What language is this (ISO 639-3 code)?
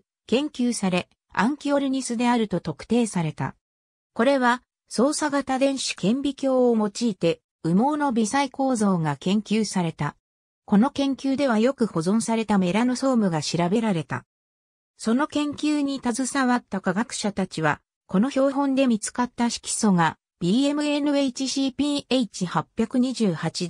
jpn